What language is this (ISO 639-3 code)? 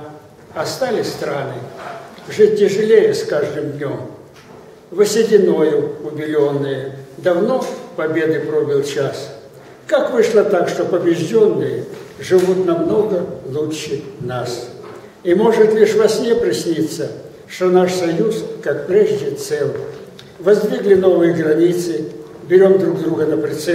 rus